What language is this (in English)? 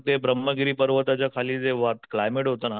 Marathi